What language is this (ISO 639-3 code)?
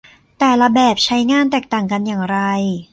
tha